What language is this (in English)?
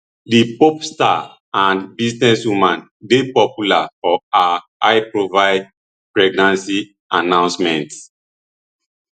Nigerian Pidgin